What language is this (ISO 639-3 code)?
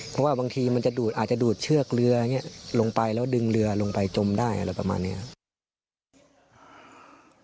tha